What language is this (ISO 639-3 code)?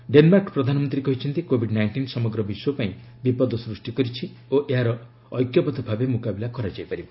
ori